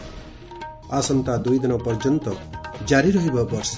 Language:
Odia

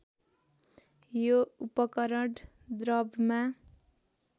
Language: Nepali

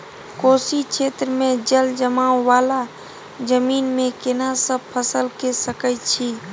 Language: Maithili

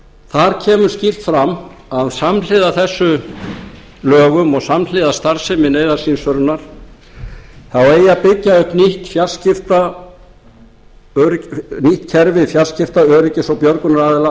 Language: Icelandic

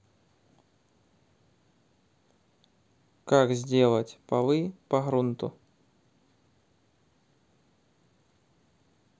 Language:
Russian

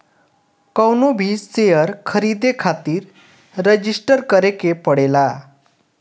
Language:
Bhojpuri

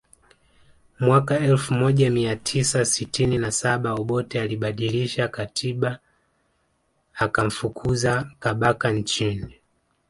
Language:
Swahili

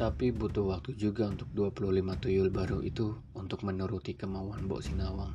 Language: Indonesian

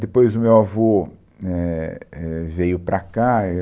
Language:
Portuguese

